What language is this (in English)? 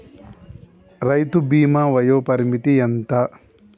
Telugu